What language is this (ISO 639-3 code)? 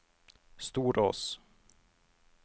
nor